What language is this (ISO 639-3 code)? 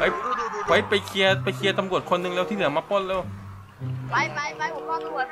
tha